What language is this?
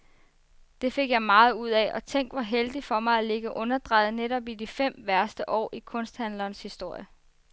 Danish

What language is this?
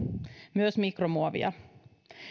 Finnish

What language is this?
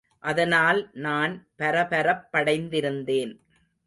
Tamil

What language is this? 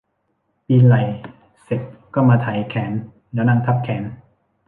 Thai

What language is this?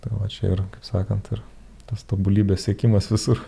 Lithuanian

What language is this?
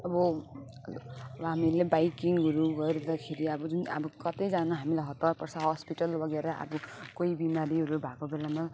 Nepali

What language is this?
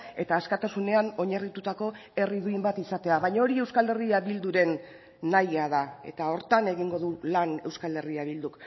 Basque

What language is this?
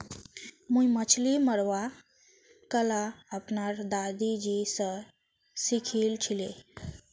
Magahi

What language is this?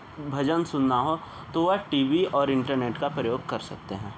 Hindi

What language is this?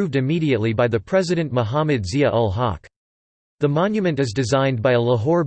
English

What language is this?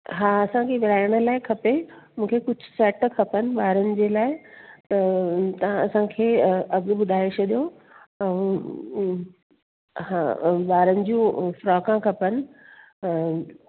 Sindhi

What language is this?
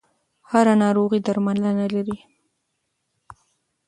Pashto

